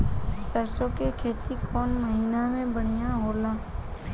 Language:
Bhojpuri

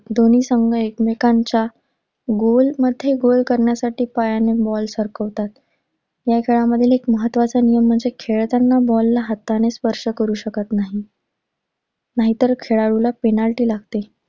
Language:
Marathi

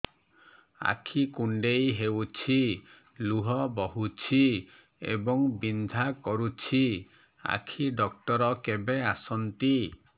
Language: Odia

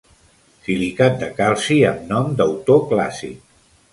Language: Catalan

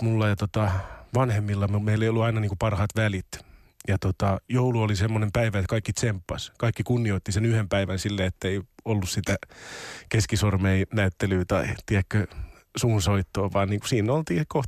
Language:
Finnish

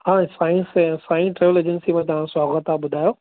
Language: Sindhi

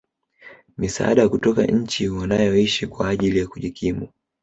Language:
Swahili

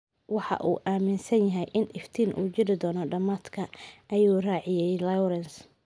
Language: Somali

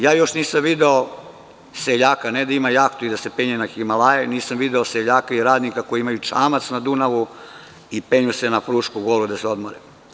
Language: Serbian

